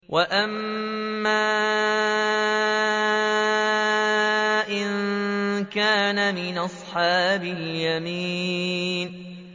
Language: Arabic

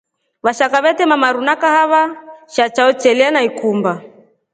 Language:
Rombo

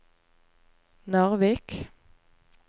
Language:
Norwegian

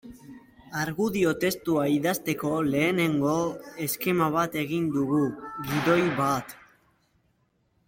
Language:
Basque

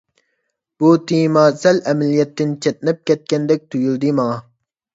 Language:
Uyghur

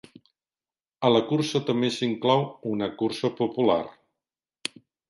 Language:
Catalan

